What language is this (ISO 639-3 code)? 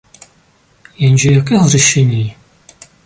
ces